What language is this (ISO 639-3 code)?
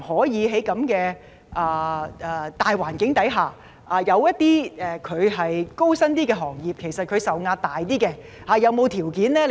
yue